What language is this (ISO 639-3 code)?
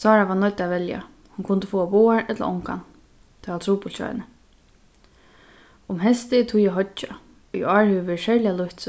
fao